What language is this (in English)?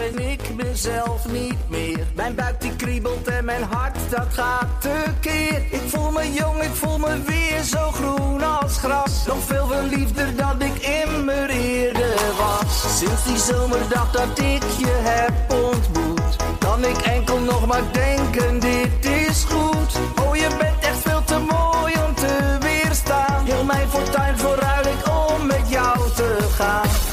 Dutch